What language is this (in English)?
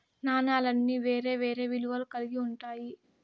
Telugu